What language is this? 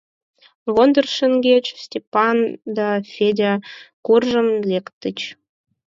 Mari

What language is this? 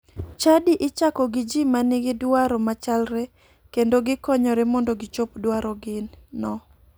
Luo (Kenya and Tanzania)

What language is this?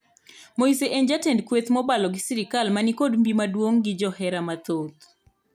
Luo (Kenya and Tanzania)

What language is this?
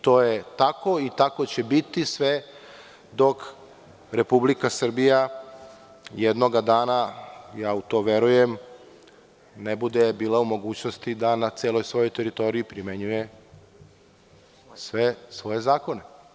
Serbian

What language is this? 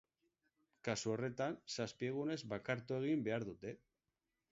Basque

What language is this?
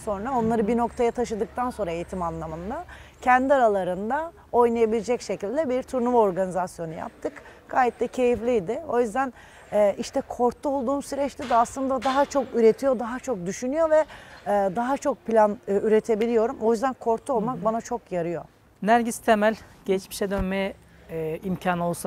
Turkish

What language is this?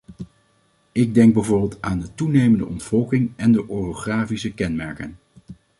Dutch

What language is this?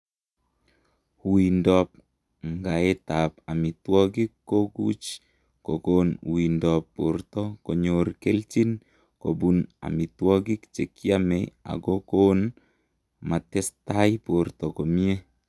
Kalenjin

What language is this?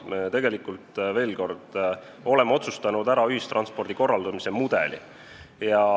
Estonian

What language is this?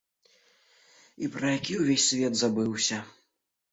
Belarusian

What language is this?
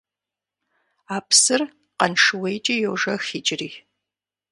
Kabardian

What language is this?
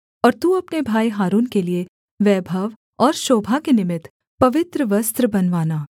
Hindi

